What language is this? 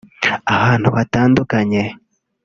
Kinyarwanda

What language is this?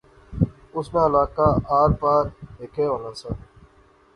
Pahari-Potwari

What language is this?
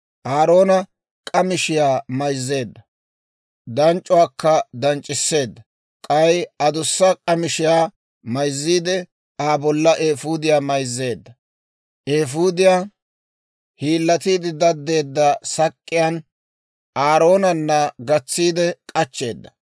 Dawro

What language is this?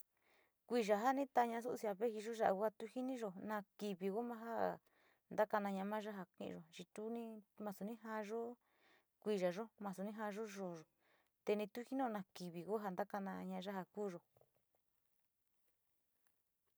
Sinicahua Mixtec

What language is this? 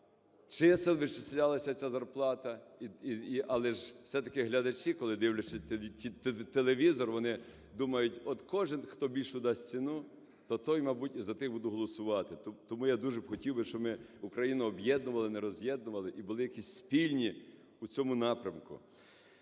Ukrainian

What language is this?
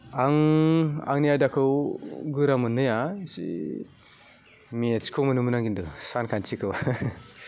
Bodo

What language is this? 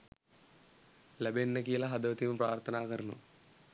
Sinhala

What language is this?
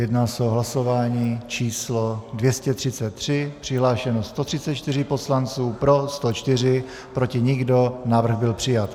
Czech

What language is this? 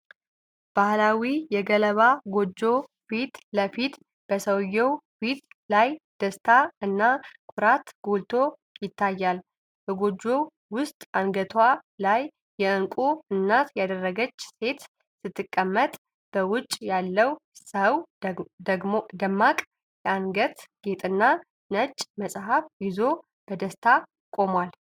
Amharic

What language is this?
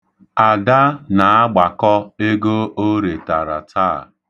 Igbo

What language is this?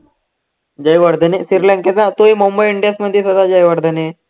Marathi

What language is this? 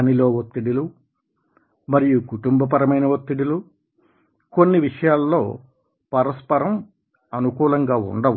Telugu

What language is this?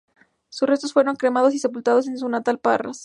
Spanish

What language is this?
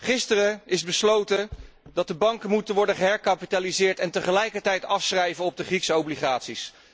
Dutch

